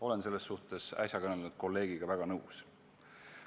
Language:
Estonian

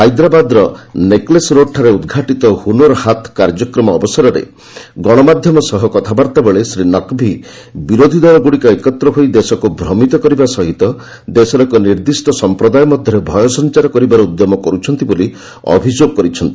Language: Odia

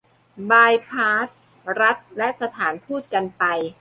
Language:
Thai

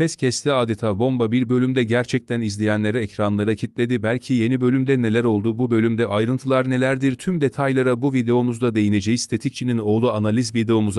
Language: Turkish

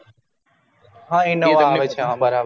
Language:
Gujarati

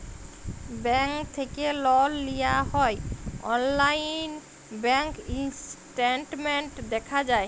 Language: Bangla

